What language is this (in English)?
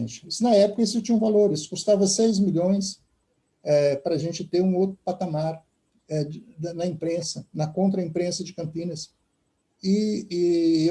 Portuguese